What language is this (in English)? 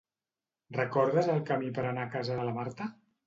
Catalan